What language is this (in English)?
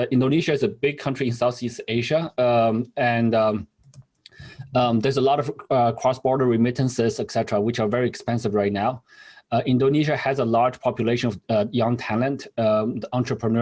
Indonesian